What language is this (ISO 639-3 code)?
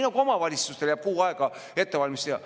est